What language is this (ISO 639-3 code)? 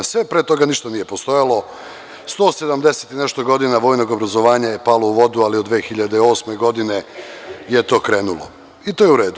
srp